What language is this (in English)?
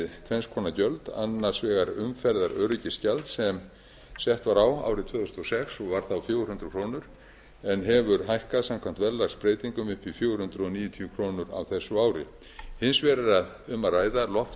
Icelandic